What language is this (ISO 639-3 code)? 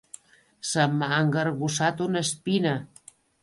cat